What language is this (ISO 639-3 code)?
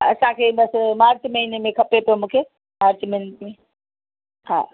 snd